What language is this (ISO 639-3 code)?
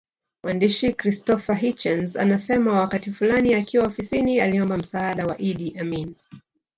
swa